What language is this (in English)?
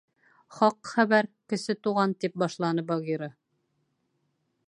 Bashkir